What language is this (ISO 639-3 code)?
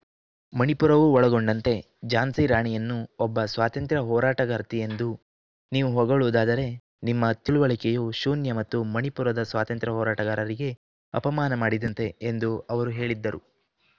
kan